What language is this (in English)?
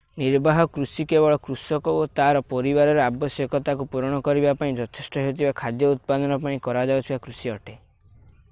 Odia